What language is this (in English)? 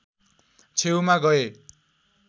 Nepali